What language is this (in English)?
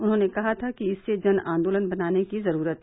Hindi